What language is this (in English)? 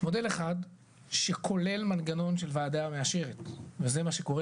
Hebrew